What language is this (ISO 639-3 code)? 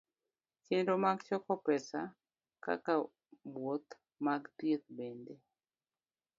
luo